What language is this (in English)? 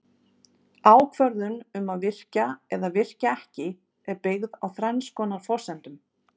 Icelandic